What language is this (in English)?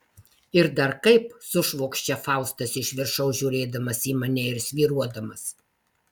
Lithuanian